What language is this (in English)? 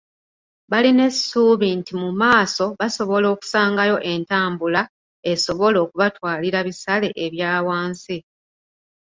Ganda